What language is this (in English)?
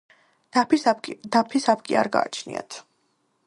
Georgian